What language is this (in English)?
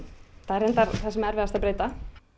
Icelandic